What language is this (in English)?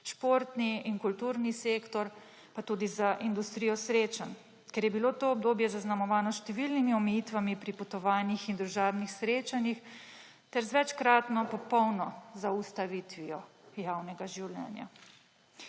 Slovenian